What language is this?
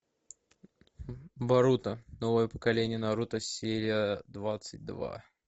Russian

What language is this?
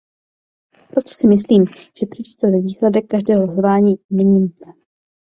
Czech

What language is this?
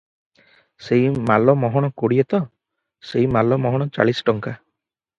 Odia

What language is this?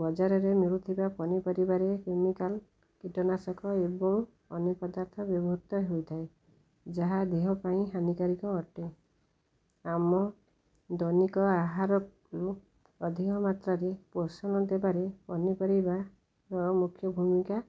Odia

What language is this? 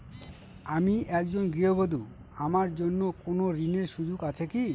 Bangla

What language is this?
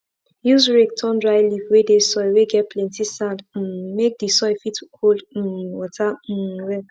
Nigerian Pidgin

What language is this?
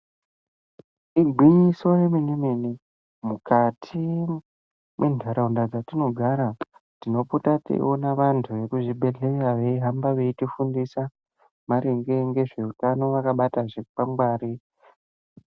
Ndau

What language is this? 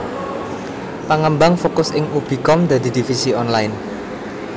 Javanese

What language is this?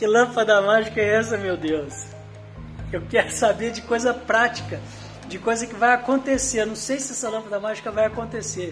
Portuguese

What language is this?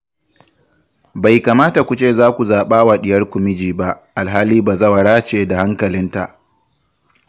Hausa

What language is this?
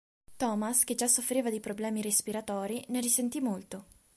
Italian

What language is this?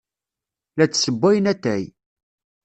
Kabyle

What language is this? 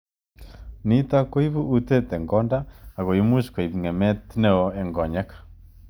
Kalenjin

